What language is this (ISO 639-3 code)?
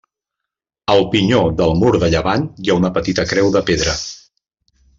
cat